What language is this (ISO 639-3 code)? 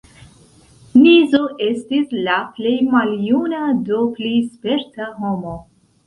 epo